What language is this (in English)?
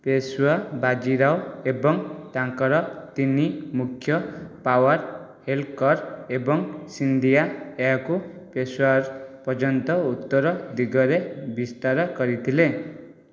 Odia